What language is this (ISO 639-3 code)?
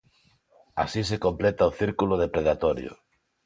glg